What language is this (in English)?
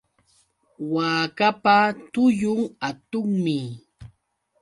Yauyos Quechua